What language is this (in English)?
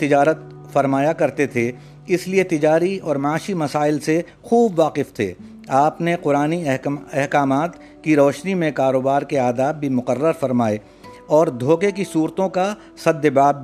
Urdu